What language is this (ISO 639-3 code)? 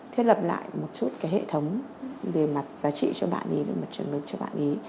vie